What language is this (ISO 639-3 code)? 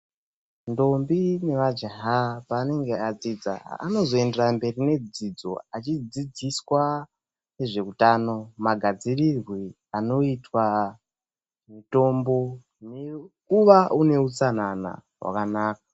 ndc